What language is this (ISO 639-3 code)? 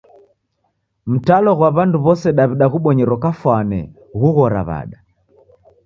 dav